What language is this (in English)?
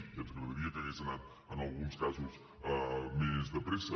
Catalan